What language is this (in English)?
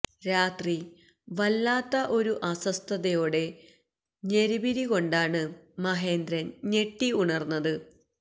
Malayalam